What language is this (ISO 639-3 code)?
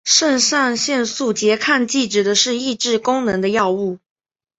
zho